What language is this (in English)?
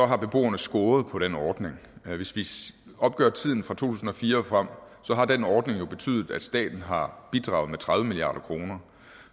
Danish